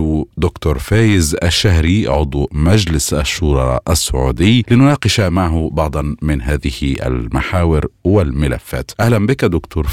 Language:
Arabic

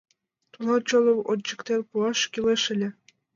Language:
Mari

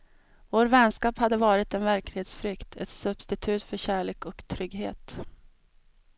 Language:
Swedish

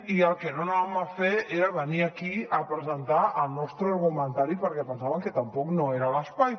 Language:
Catalan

